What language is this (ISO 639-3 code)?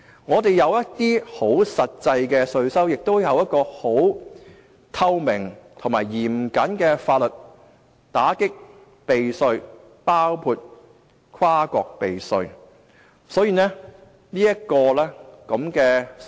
yue